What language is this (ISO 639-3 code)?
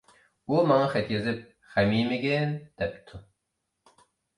uig